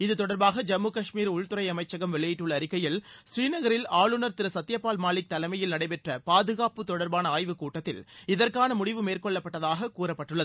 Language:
Tamil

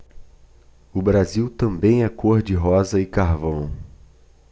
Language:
Portuguese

